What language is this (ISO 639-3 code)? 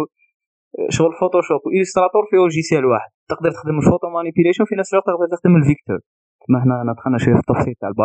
ara